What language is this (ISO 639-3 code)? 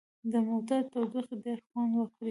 pus